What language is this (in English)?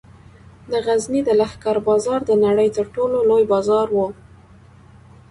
Pashto